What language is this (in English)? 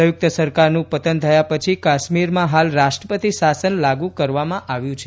Gujarati